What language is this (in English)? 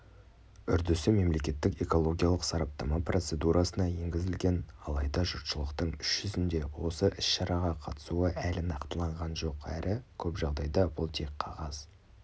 Kazakh